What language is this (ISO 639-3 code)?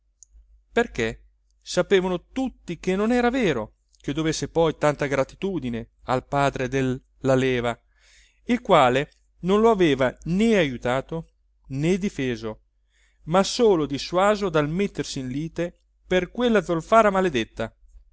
ita